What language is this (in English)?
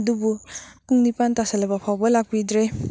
Manipuri